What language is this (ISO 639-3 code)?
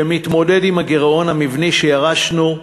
heb